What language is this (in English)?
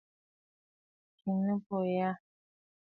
Bafut